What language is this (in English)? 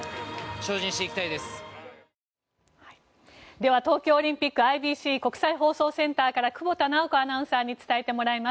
Japanese